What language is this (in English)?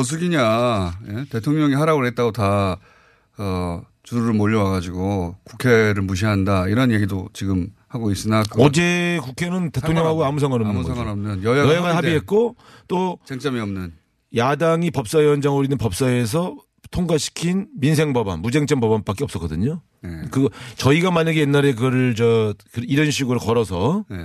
Korean